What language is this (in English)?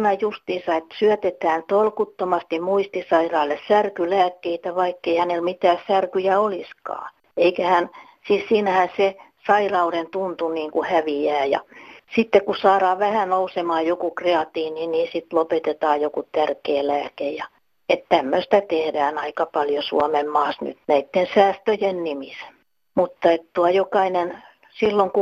Finnish